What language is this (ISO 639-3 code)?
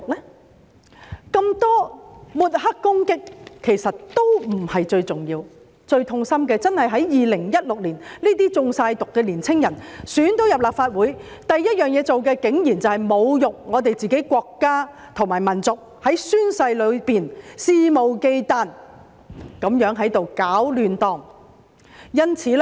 yue